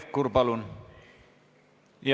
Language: Estonian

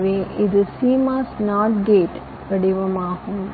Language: Tamil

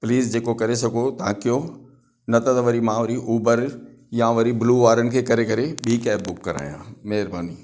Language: Sindhi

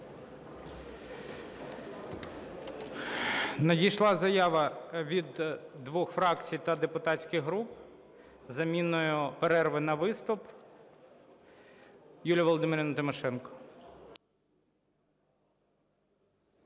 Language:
Ukrainian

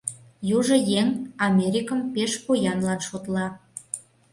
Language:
Mari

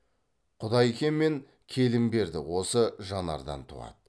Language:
Kazakh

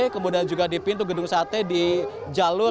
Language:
Indonesian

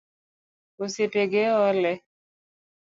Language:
Luo (Kenya and Tanzania)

